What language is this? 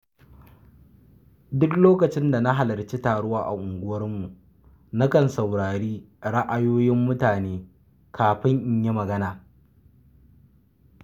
Hausa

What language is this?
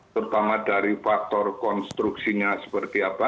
Indonesian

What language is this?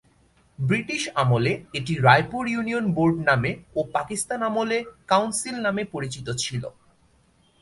Bangla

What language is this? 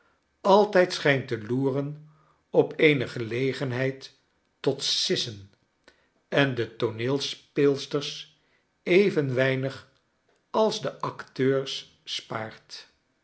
Dutch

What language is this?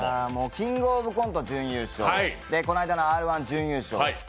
Japanese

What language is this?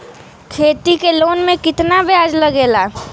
Bhojpuri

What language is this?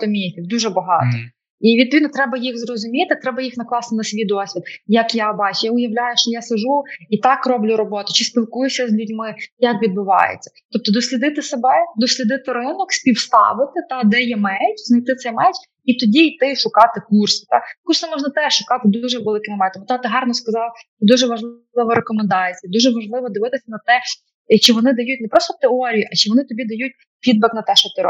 Ukrainian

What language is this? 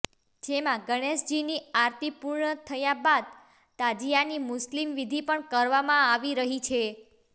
Gujarati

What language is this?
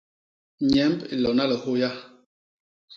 Basaa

